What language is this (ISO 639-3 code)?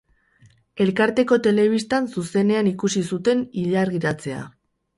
eus